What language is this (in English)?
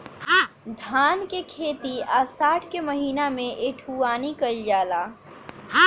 Bhojpuri